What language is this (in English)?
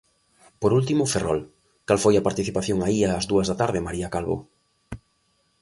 Galician